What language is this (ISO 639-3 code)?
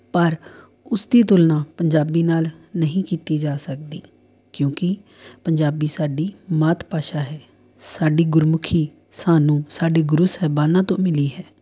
pan